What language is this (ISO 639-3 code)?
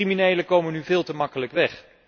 nld